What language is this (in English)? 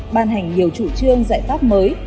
Vietnamese